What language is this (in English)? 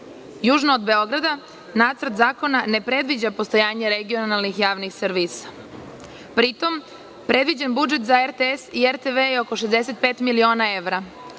Serbian